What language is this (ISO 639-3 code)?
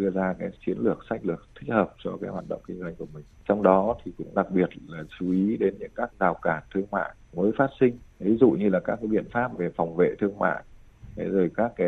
vie